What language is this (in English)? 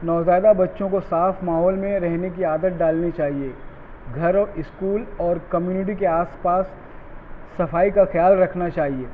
Urdu